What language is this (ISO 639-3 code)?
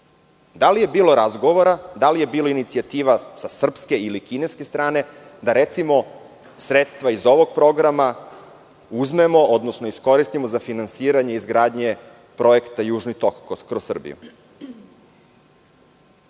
srp